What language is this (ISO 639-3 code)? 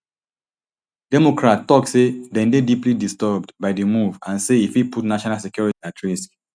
pcm